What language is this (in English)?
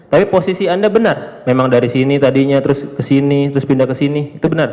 Indonesian